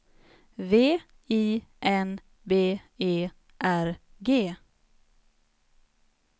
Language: Swedish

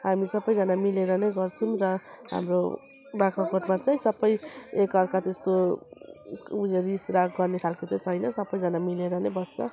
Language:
Nepali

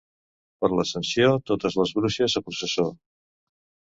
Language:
Catalan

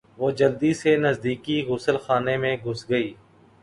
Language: Urdu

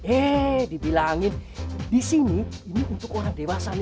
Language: Indonesian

